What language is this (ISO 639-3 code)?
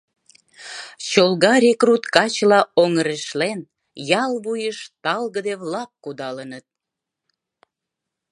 chm